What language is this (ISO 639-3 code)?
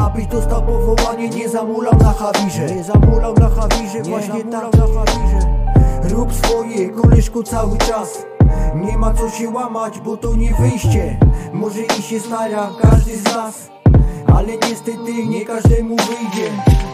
pol